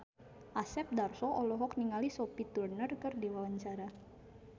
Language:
Sundanese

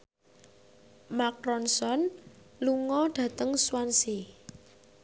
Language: Javanese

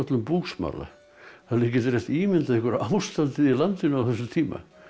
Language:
Icelandic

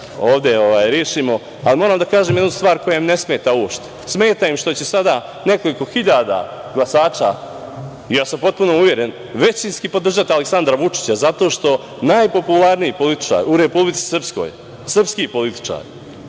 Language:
Serbian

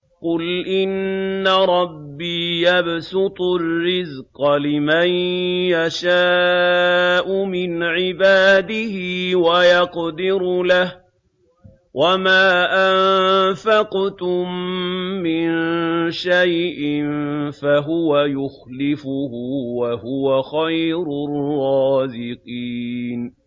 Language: Arabic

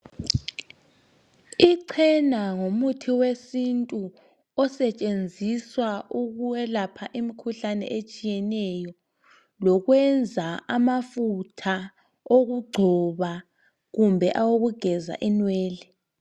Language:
North Ndebele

